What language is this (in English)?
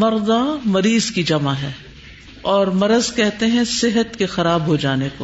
Urdu